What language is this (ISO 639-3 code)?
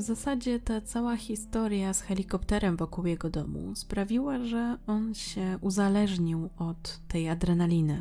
pol